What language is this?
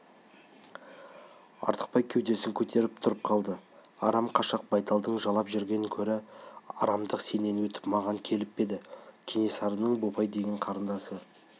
Kazakh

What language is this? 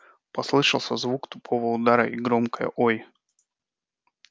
Russian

